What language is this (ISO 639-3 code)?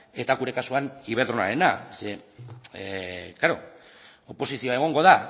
eus